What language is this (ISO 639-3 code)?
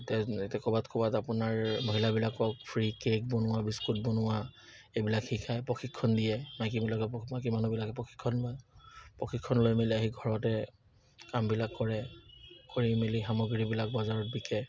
asm